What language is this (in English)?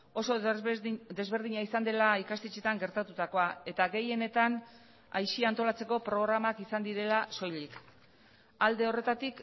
Basque